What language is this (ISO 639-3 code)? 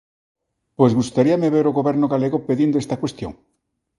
glg